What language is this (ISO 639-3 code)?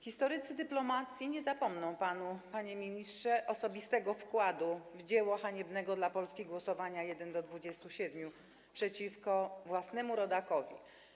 pol